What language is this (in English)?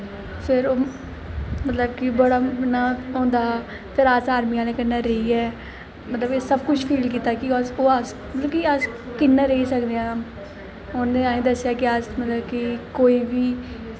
Dogri